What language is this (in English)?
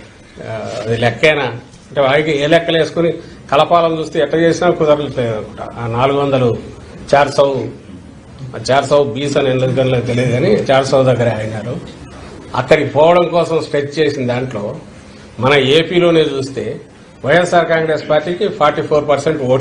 Telugu